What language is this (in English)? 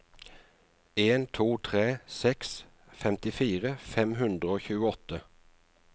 Norwegian